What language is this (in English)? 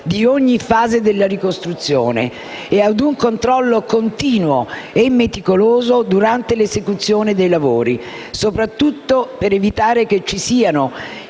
Italian